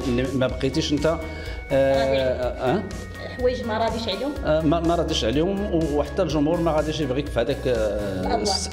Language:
Arabic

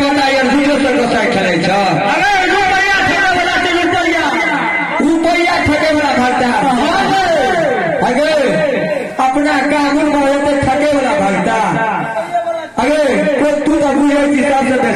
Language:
Marathi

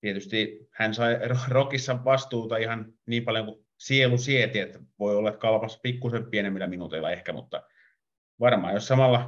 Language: Finnish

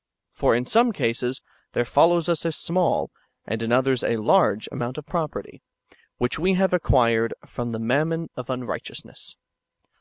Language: English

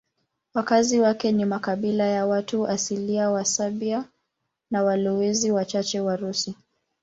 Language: Swahili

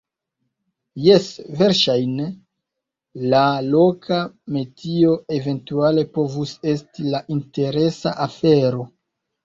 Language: Esperanto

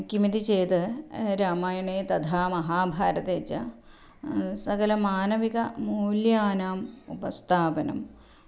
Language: Sanskrit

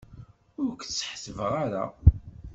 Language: Kabyle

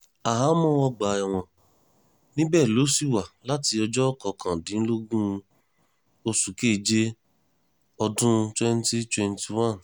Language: Yoruba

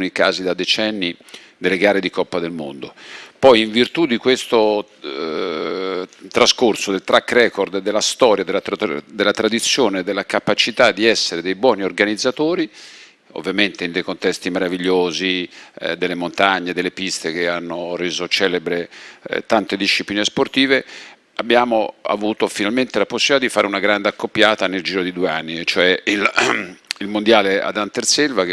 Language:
Italian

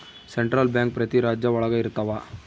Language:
Kannada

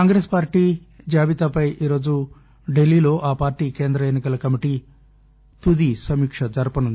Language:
Telugu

